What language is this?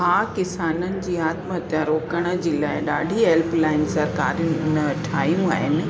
Sindhi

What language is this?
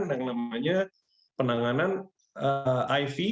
Indonesian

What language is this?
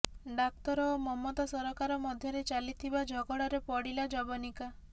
Odia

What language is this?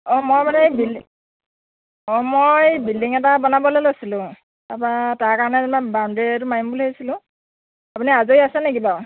Assamese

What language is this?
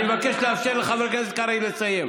Hebrew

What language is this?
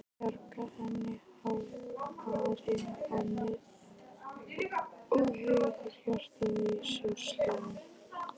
Icelandic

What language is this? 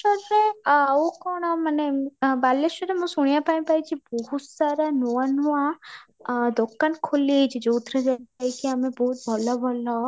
Odia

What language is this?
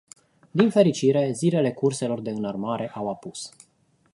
Romanian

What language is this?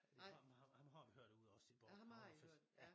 Danish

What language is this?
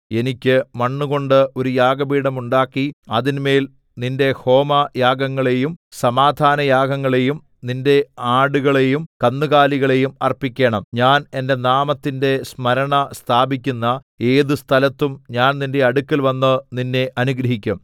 Malayalam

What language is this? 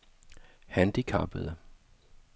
Danish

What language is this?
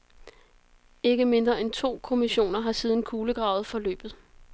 Danish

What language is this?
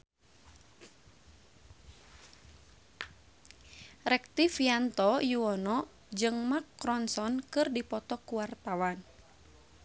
Sundanese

